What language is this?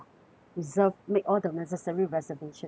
English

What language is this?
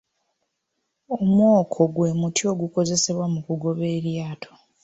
Ganda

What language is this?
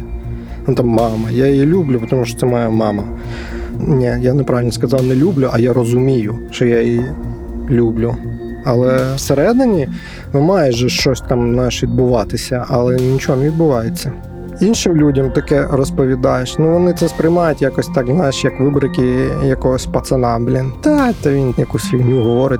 Ukrainian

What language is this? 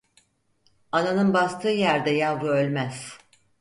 Turkish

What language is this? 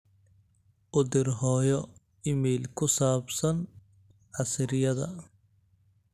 Somali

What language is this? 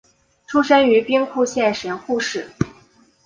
Chinese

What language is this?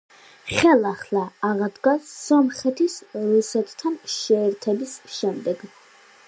Georgian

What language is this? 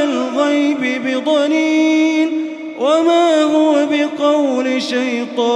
Arabic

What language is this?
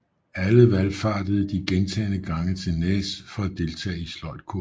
Danish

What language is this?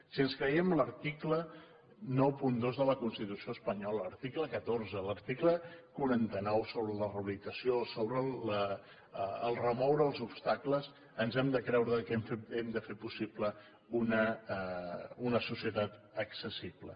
Catalan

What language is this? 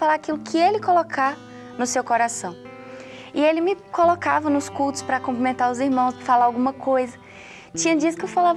Portuguese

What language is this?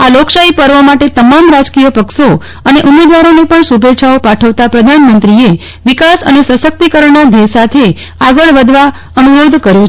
Gujarati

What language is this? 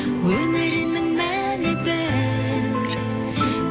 Kazakh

